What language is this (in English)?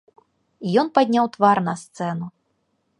Belarusian